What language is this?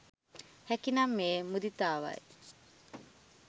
Sinhala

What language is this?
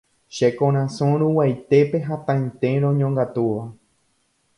Guarani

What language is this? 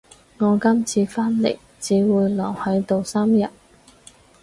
Cantonese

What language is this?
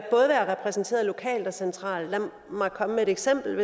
Danish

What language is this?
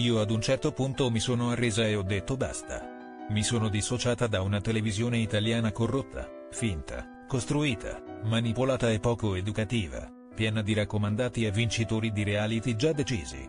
Italian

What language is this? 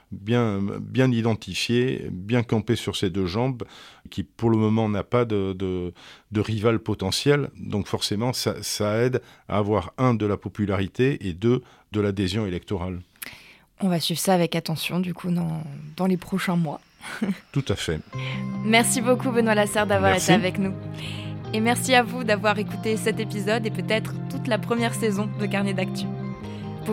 French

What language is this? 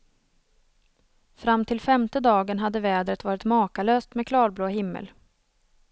Swedish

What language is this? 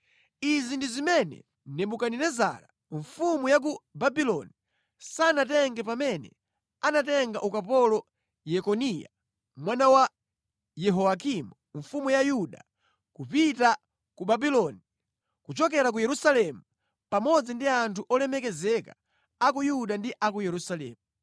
Nyanja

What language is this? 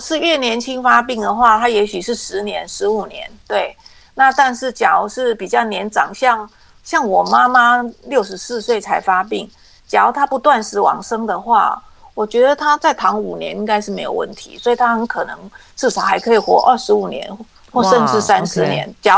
Chinese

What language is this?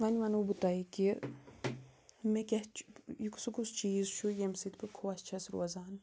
Kashmiri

